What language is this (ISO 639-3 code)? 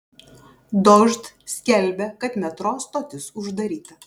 lit